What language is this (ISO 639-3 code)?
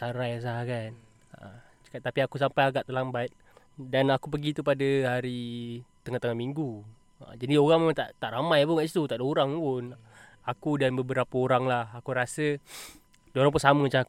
msa